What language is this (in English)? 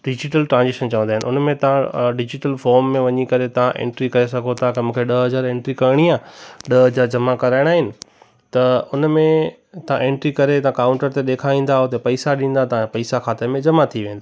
Sindhi